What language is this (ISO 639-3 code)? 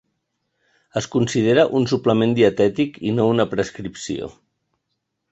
cat